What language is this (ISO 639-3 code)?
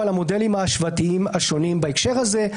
heb